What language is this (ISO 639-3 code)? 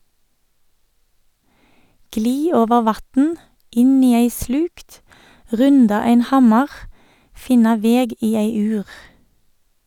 nor